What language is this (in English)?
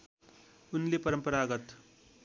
Nepali